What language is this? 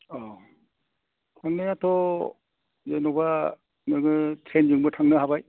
Bodo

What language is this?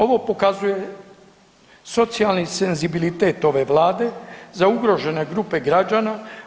Croatian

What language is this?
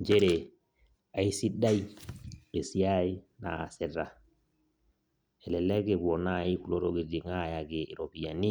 Masai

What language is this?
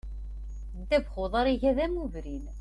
Kabyle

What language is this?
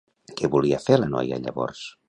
Catalan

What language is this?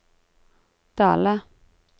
Norwegian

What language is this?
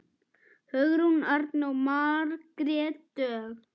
Icelandic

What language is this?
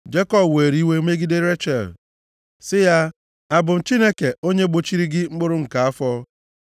Igbo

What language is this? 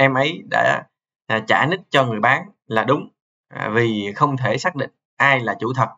Vietnamese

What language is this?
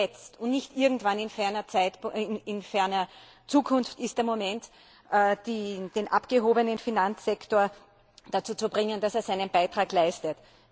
German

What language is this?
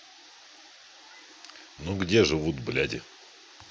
Russian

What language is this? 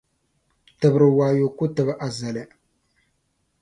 Dagbani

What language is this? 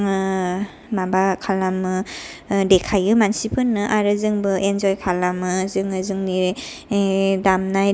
Bodo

